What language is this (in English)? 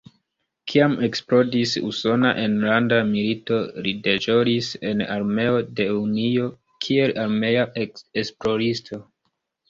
Esperanto